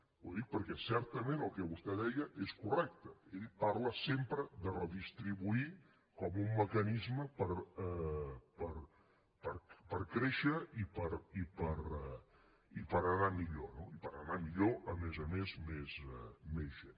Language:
Catalan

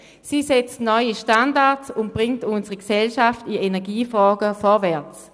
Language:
Swiss German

